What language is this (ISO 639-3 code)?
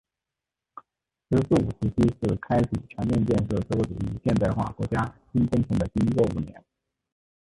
zho